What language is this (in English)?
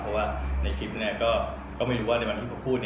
Thai